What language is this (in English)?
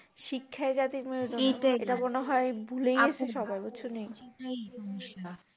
Bangla